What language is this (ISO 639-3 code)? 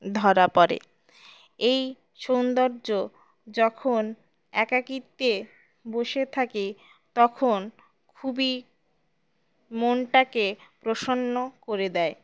ben